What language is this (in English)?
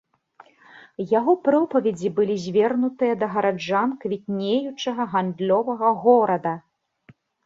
Belarusian